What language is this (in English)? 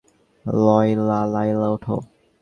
Bangla